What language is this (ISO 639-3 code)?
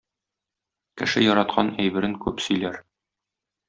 tat